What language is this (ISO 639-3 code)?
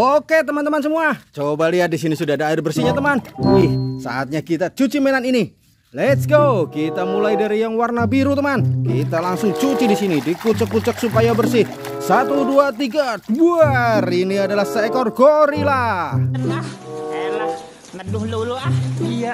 ind